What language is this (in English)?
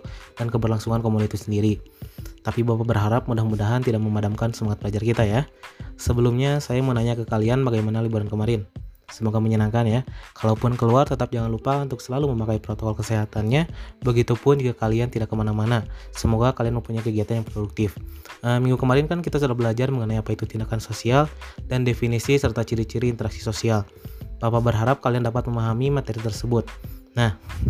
Indonesian